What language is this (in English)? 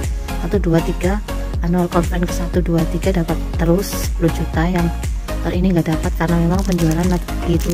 Indonesian